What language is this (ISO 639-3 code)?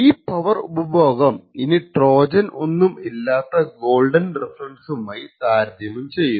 mal